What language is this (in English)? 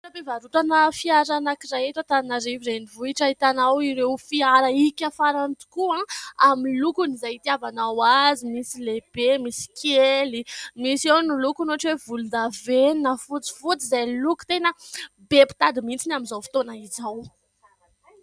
Malagasy